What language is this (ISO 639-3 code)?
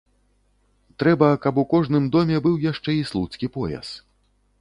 bel